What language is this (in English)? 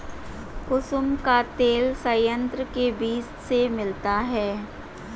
Hindi